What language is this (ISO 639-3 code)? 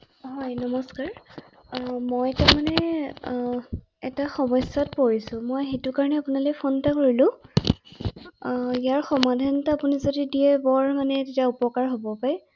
asm